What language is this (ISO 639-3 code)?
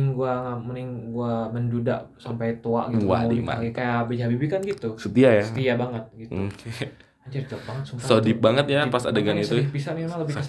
ind